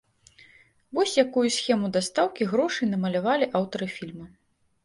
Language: Belarusian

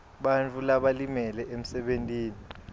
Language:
Swati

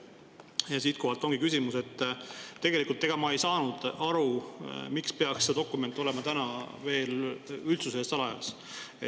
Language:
Estonian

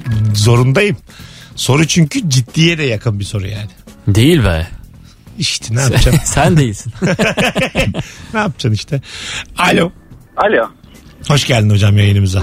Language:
Turkish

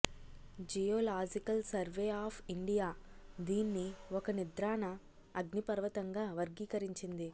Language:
Telugu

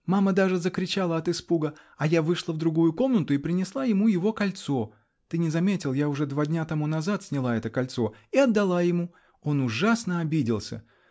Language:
Russian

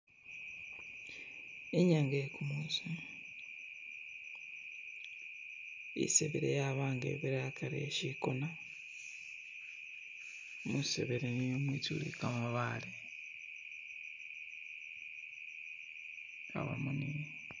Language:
Masaaba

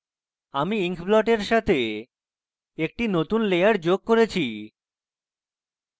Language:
Bangla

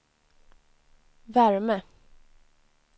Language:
Swedish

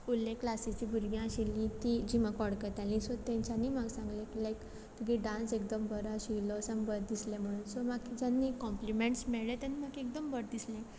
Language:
Konkani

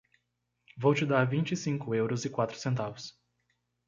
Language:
Portuguese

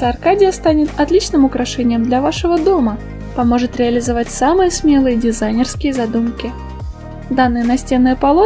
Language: Russian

